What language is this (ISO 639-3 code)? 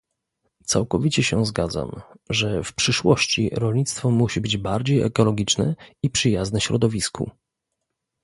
pol